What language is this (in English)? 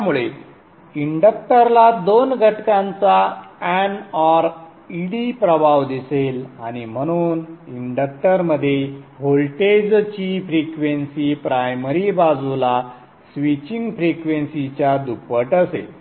Marathi